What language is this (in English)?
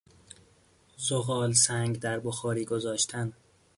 Persian